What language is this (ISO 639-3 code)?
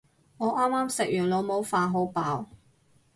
yue